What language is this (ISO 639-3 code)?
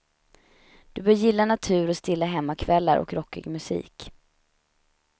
swe